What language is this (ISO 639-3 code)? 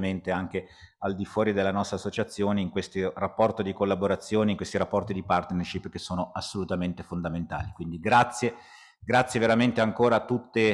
ita